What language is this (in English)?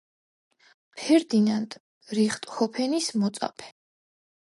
Georgian